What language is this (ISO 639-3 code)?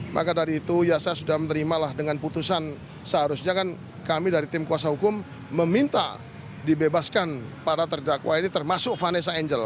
ind